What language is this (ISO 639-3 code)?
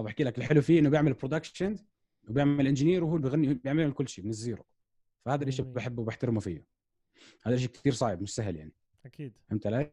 ara